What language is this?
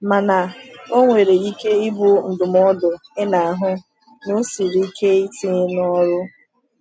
Igbo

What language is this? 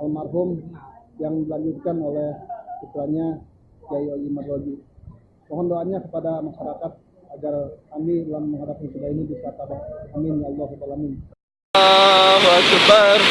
Sundanese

